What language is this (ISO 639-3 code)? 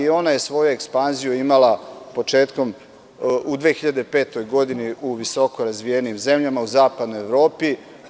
srp